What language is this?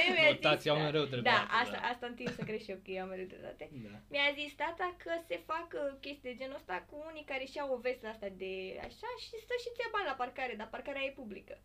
Romanian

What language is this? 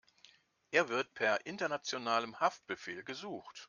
German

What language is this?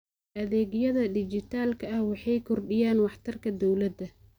Somali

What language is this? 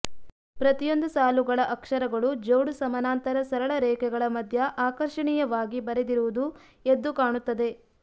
Kannada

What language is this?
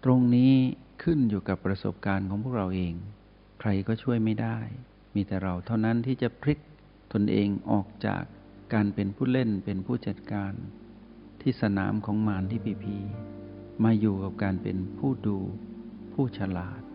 Thai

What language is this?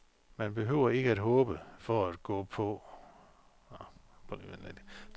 Danish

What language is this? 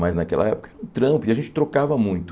Portuguese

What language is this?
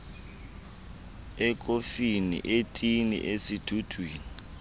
Xhosa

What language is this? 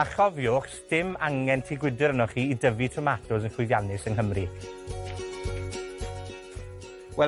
Welsh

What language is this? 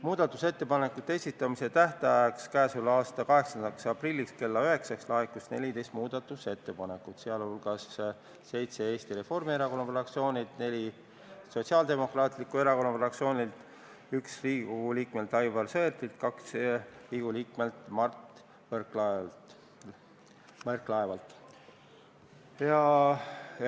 Estonian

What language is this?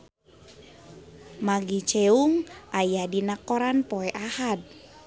Sundanese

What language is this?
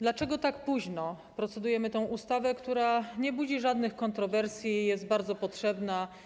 Polish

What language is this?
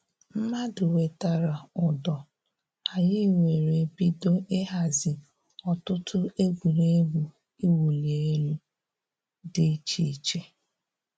Igbo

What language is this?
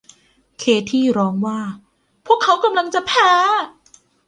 Thai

